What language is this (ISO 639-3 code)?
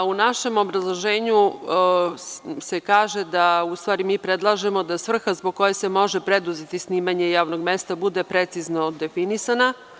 srp